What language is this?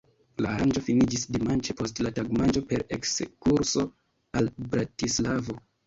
Esperanto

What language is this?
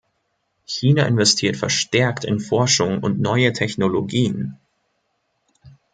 German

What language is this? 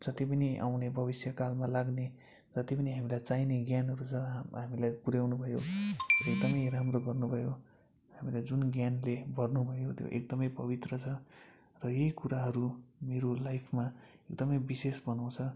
Nepali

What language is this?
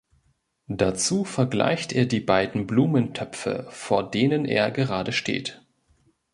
German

